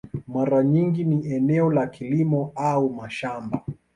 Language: Swahili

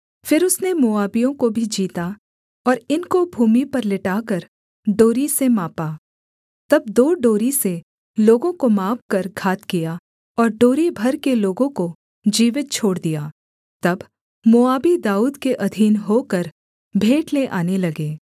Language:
Hindi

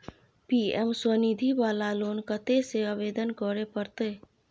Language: Maithili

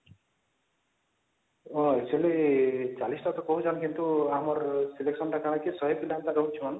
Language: Odia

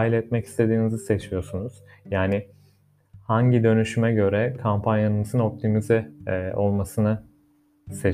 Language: Turkish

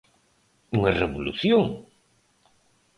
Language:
Galician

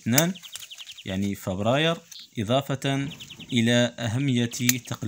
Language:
Arabic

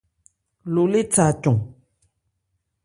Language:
Ebrié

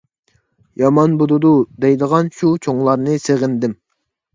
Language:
Uyghur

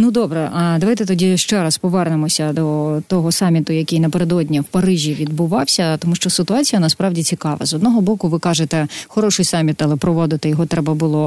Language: Ukrainian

